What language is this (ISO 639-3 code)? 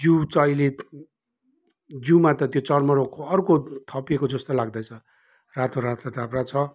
nep